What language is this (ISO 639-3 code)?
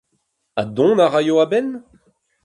bre